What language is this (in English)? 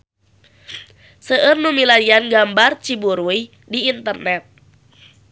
Sundanese